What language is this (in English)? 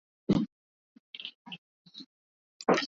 Swahili